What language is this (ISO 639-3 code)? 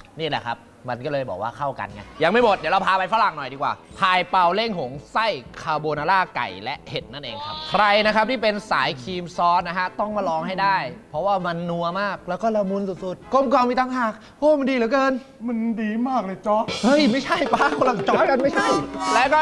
tha